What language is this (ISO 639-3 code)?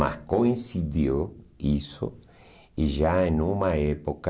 por